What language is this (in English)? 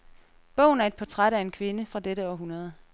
Danish